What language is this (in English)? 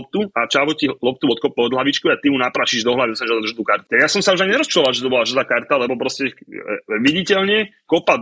Slovak